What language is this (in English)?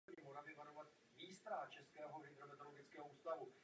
Czech